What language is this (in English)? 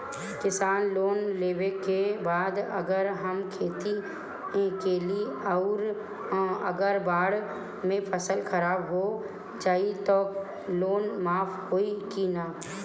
Bhojpuri